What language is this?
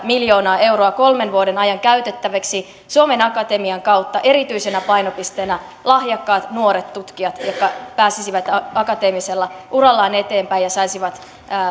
Finnish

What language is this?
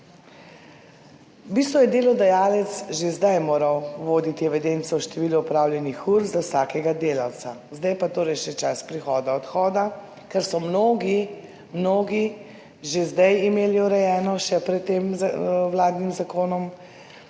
Slovenian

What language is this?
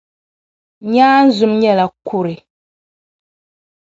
Dagbani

